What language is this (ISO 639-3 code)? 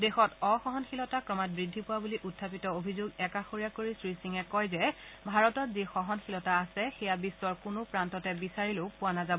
asm